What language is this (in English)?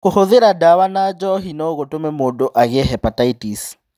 Kikuyu